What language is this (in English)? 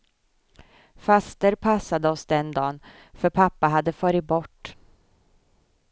Swedish